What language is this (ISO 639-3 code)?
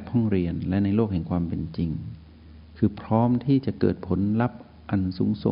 tha